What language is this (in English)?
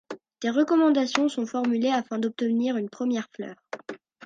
French